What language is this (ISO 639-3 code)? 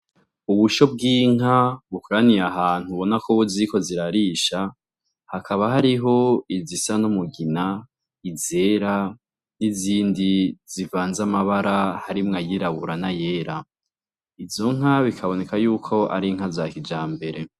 run